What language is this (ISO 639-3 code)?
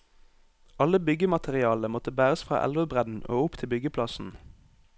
nor